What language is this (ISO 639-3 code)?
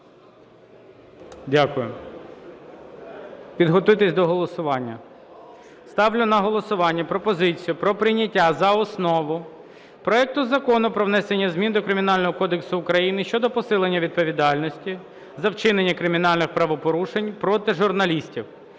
ukr